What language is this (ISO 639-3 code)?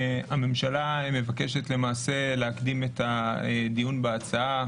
heb